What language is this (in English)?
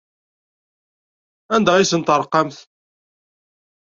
Kabyle